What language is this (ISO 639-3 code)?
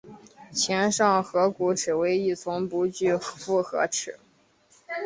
zho